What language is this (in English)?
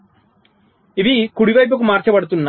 Telugu